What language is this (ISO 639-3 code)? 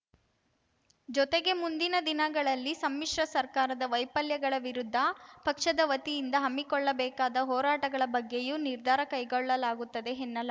kan